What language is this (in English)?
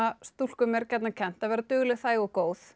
Icelandic